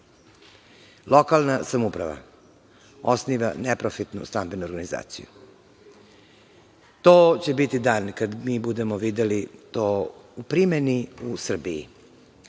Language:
Serbian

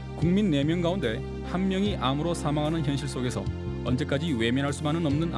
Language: Korean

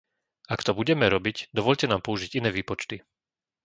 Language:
Slovak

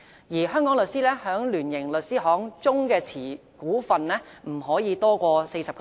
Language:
Cantonese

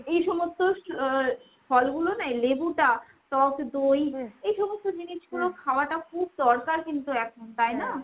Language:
Bangla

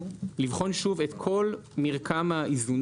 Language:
Hebrew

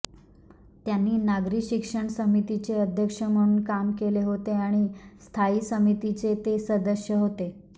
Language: Marathi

